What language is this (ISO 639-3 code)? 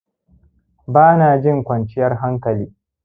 hau